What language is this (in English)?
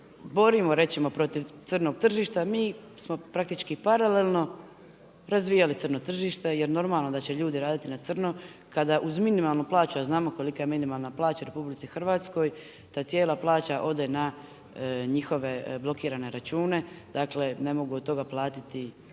Croatian